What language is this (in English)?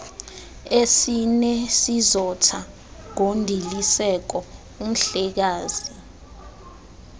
Xhosa